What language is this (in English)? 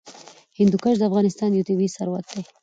Pashto